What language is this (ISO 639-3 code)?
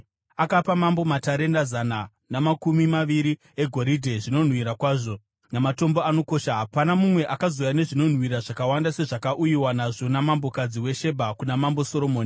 sna